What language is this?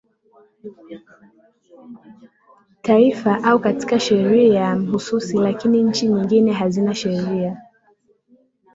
Swahili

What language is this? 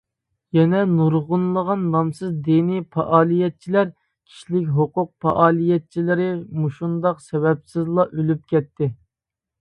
Uyghur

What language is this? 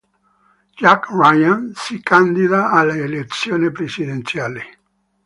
Italian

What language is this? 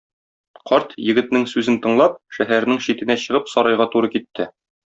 Tatar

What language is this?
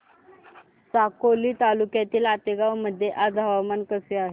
Marathi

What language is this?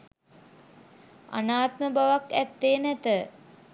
Sinhala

